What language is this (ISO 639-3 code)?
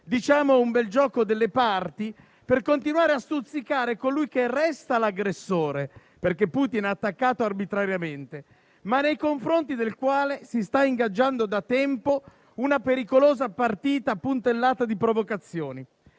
ita